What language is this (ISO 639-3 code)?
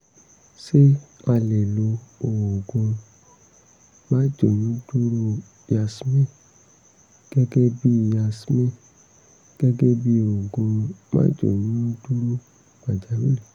yor